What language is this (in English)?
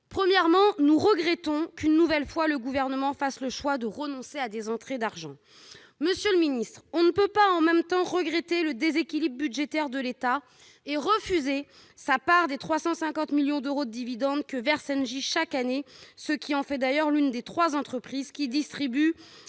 French